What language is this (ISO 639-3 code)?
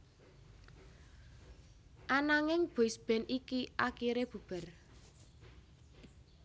jav